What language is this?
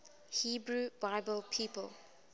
English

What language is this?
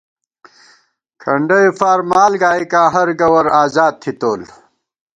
Gawar-Bati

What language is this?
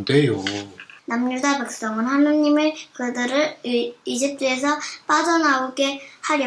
Korean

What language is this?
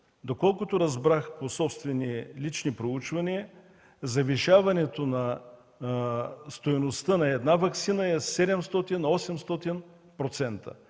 Bulgarian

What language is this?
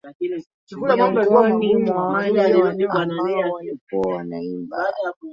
Swahili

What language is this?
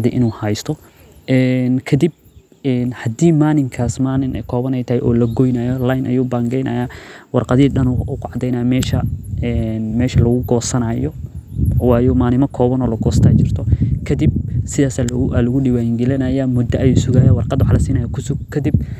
Somali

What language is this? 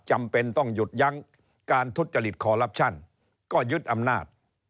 Thai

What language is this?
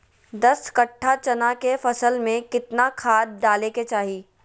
Magahi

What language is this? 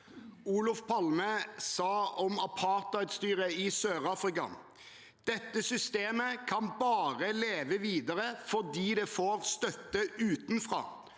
Norwegian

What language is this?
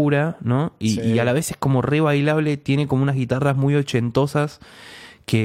Spanish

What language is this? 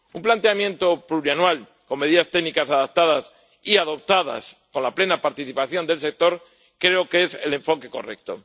Spanish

